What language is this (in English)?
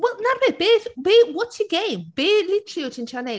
Welsh